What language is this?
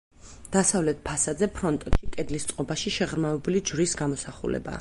Georgian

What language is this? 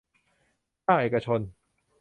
Thai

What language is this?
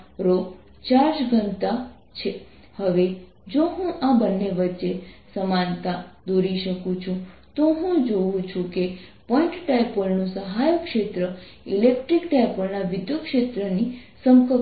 Gujarati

